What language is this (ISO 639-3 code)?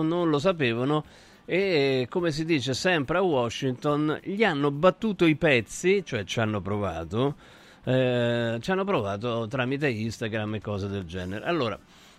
ita